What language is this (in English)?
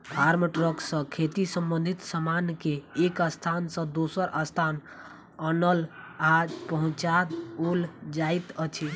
Maithili